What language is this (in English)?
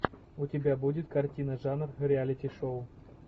Russian